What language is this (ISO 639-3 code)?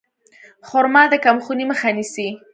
pus